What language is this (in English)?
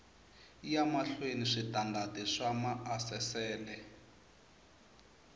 Tsonga